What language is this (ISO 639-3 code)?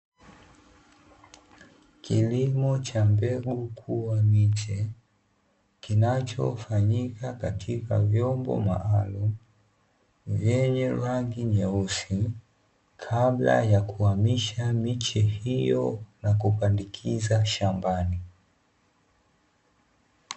swa